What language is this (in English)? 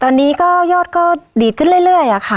Thai